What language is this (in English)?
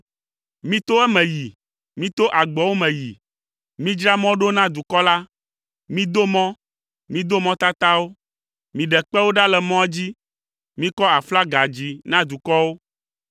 Ewe